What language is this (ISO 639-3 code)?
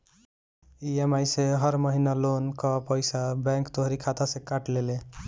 bho